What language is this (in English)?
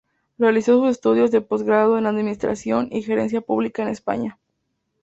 Spanish